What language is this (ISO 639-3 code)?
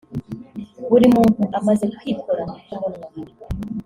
kin